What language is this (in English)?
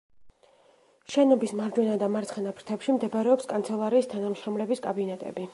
Georgian